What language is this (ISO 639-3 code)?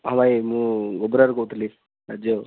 ori